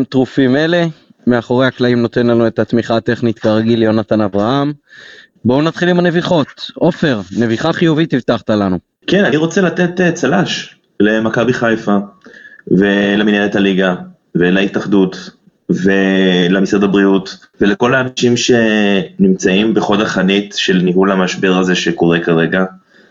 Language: Hebrew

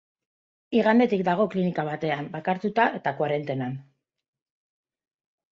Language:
Basque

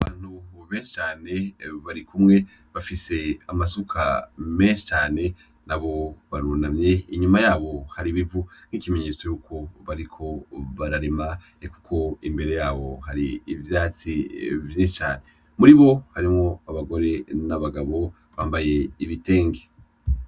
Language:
Rundi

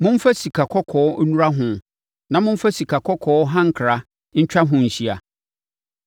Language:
Akan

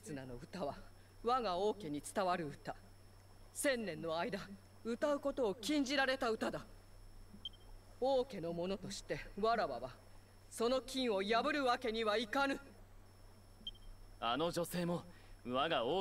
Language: Japanese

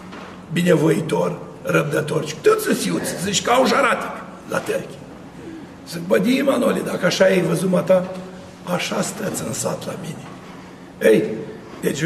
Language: Romanian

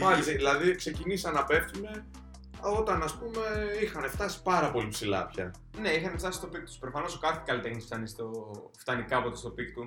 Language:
Greek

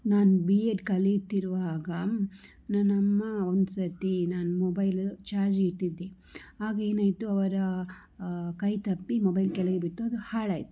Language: Kannada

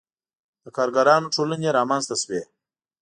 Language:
Pashto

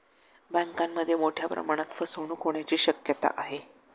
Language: Marathi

